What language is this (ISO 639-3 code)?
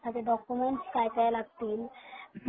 mar